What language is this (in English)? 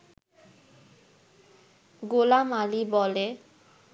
Bangla